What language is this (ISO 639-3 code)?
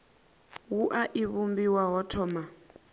ven